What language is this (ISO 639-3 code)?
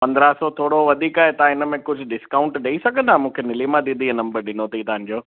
snd